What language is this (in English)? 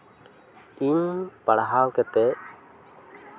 Santali